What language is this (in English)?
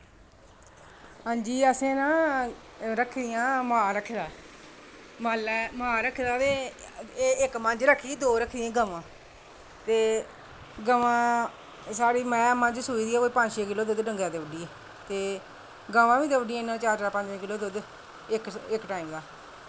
Dogri